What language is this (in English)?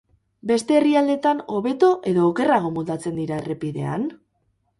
Basque